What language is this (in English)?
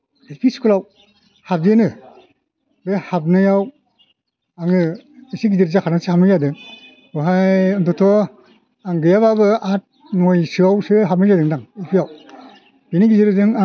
Bodo